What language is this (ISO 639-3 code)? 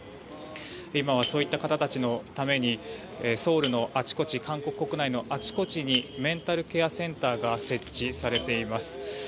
jpn